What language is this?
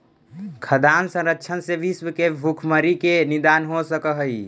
Magahi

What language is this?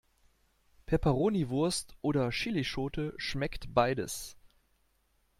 German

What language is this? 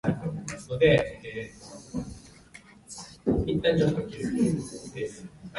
Japanese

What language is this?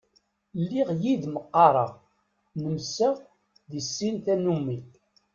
Kabyle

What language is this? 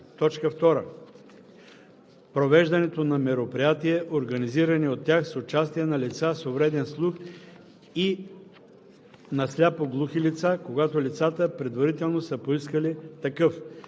Bulgarian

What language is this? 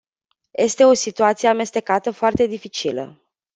Romanian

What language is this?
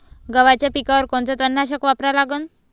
Marathi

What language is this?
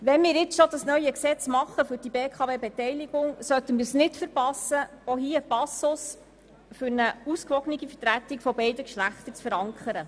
Swiss German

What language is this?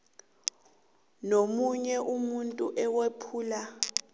South Ndebele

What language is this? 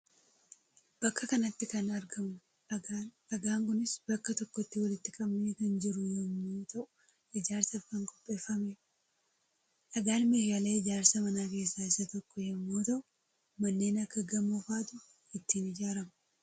Oromo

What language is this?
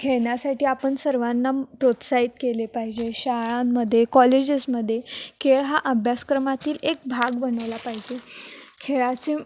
Marathi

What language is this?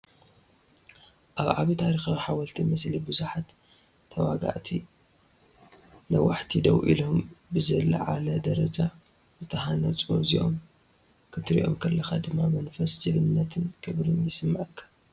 Tigrinya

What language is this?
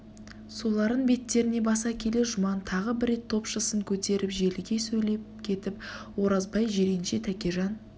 Kazakh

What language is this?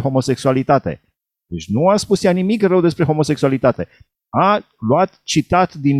Romanian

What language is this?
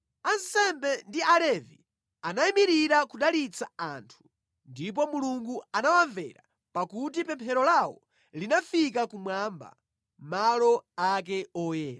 Nyanja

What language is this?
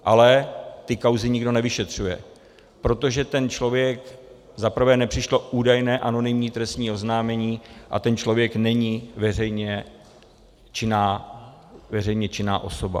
Czech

